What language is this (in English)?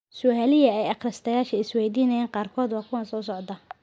Somali